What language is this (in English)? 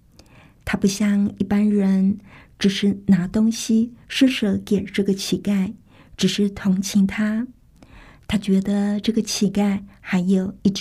Chinese